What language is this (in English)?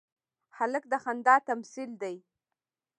Pashto